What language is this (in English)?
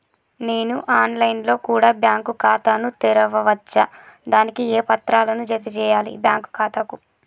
Telugu